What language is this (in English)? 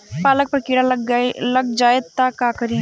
Bhojpuri